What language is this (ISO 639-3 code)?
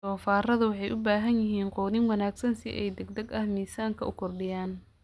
som